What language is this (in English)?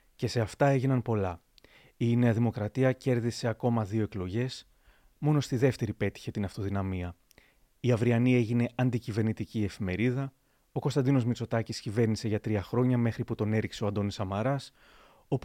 Greek